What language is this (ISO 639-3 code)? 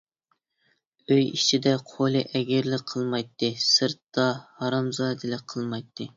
uig